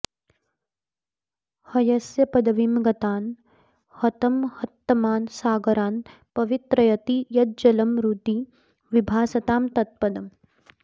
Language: Sanskrit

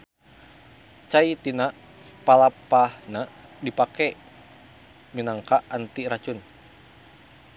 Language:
Sundanese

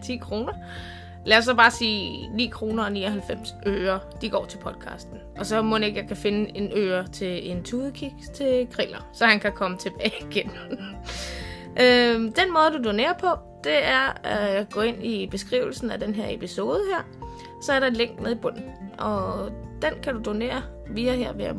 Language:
Danish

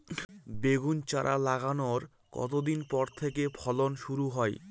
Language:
Bangla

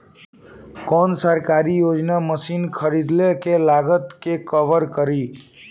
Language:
Bhojpuri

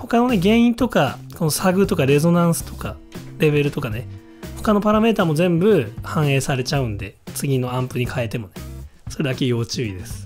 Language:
Japanese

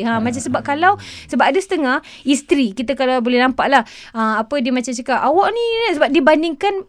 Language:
Malay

